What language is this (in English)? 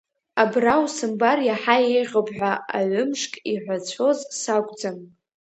Abkhazian